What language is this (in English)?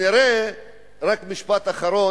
Hebrew